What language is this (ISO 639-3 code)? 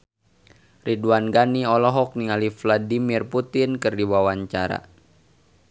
sun